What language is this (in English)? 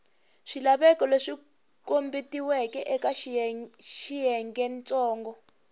Tsonga